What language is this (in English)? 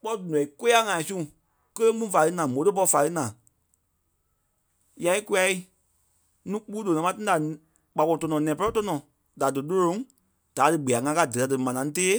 Kpelle